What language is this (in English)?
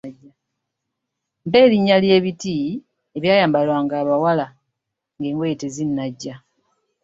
Ganda